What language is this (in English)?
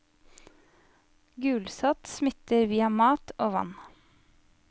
Norwegian